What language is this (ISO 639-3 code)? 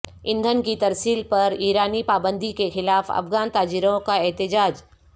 urd